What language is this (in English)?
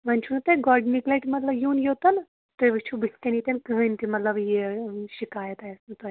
Kashmiri